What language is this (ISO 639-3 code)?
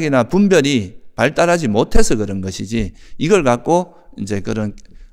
kor